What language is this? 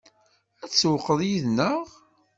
Kabyle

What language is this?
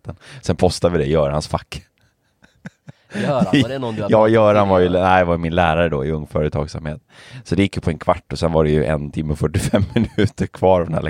Swedish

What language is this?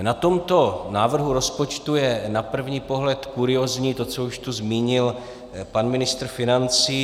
Czech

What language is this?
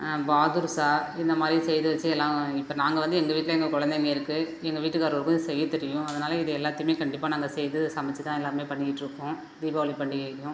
Tamil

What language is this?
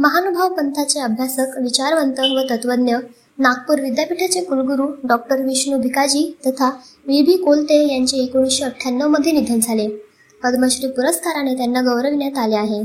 Marathi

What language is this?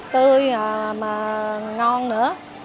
Vietnamese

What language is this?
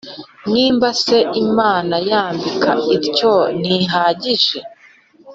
Kinyarwanda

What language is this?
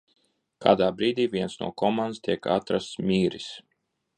Latvian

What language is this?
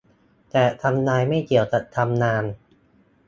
Thai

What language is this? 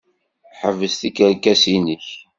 Kabyle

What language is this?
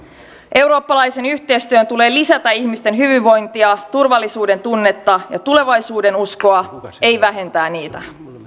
Finnish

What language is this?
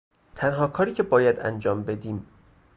Persian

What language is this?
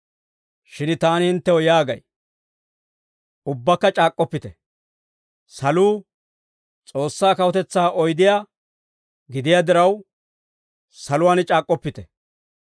Dawro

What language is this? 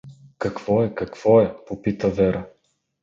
Bulgarian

